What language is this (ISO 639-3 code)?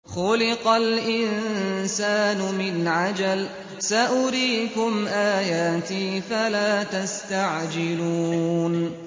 ara